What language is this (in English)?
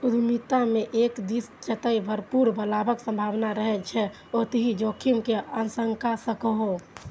Maithili